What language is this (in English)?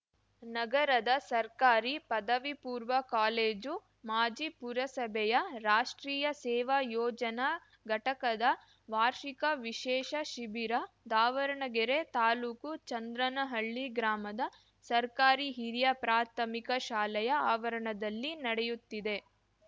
Kannada